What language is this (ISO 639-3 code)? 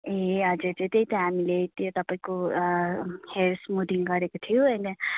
nep